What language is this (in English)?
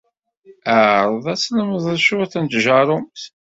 Kabyle